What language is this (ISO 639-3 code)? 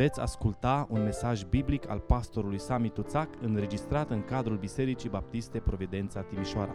ron